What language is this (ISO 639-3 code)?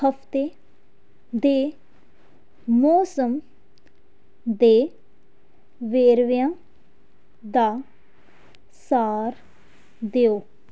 pan